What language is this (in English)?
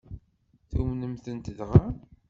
Kabyle